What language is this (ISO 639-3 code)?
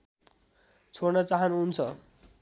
nep